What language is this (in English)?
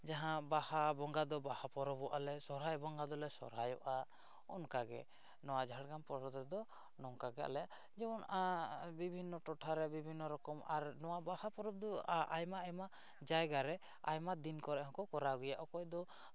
Santali